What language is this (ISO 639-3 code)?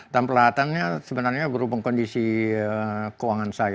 ind